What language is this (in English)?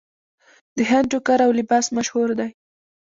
Pashto